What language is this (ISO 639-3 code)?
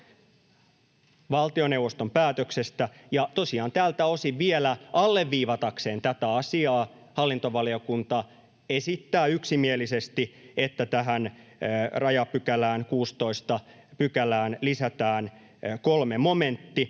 fin